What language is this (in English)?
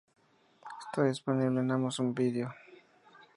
Spanish